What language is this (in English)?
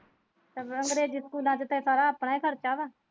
Punjabi